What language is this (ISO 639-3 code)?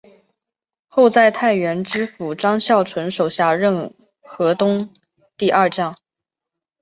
zho